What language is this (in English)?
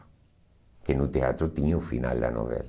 Portuguese